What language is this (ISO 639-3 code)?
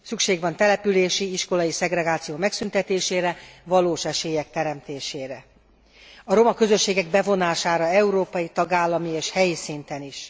hun